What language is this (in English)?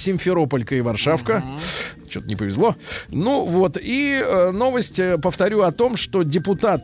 Russian